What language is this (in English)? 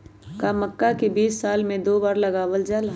Magahi